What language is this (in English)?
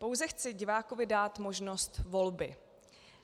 Czech